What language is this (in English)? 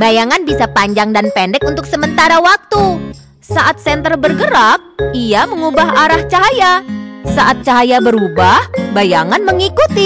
Indonesian